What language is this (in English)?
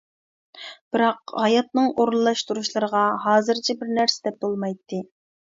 Uyghur